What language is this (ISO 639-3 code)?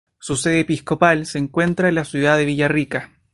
spa